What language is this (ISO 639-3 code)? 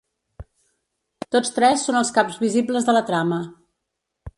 cat